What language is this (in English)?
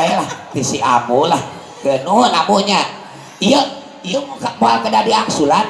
Indonesian